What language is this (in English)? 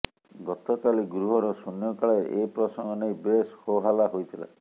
Odia